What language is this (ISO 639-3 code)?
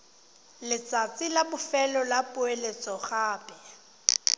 tsn